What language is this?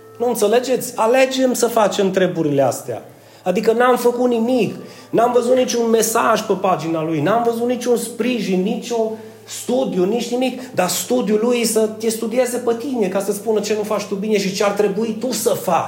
Romanian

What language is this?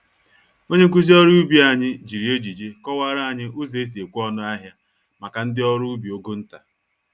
Igbo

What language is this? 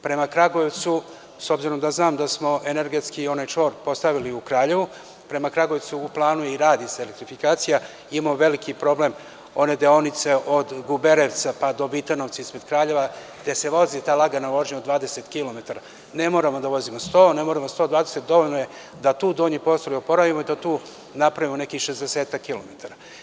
Serbian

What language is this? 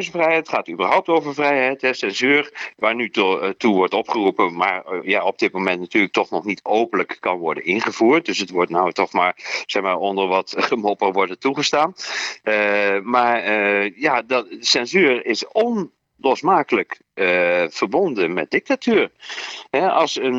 Dutch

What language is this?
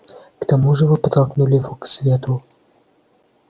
Russian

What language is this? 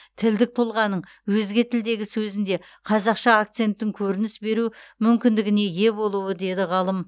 Kazakh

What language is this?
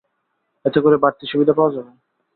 Bangla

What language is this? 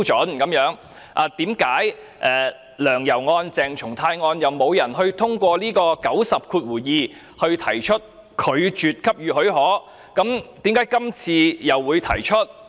Cantonese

